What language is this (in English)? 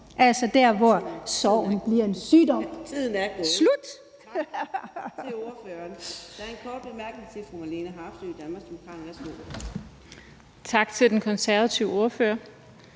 Danish